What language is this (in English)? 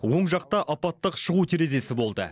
Kazakh